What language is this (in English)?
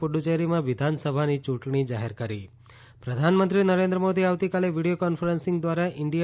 Gujarati